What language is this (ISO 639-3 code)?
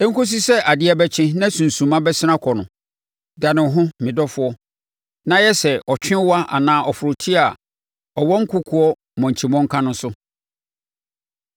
aka